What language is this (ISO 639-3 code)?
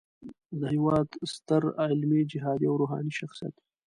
pus